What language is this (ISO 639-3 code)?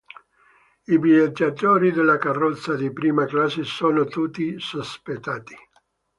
ita